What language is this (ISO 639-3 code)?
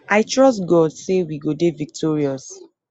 pcm